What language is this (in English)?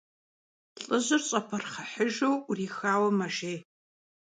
Kabardian